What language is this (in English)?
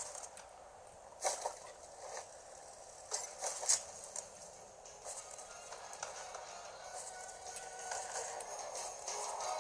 German